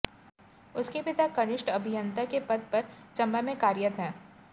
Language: Hindi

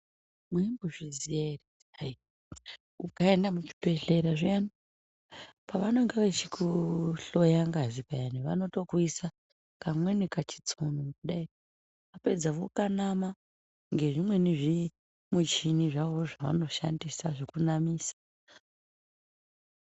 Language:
Ndau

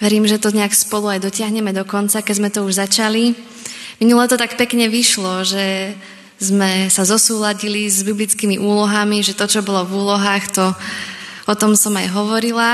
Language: Slovak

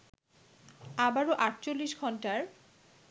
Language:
Bangla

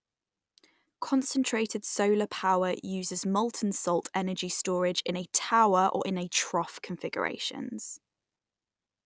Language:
English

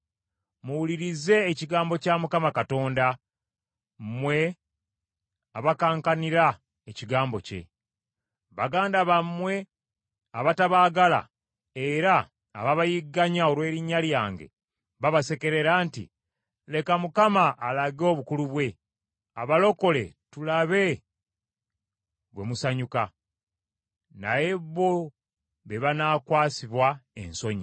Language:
Ganda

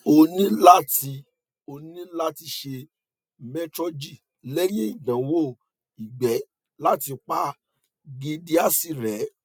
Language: Yoruba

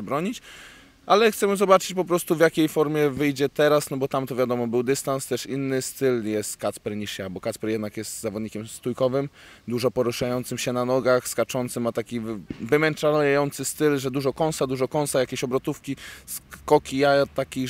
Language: Polish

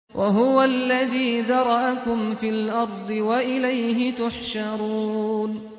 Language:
Arabic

